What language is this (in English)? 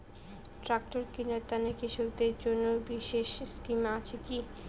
Bangla